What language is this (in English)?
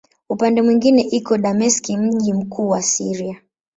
Swahili